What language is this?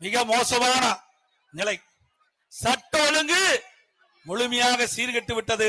Tamil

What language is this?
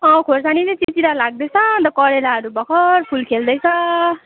Nepali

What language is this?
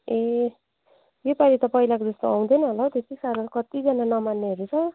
Nepali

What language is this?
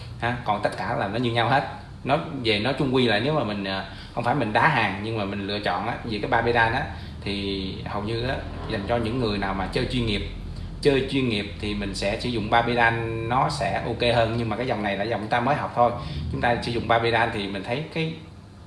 Vietnamese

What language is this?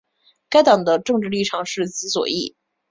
Chinese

